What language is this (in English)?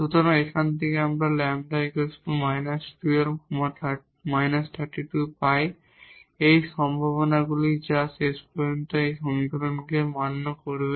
Bangla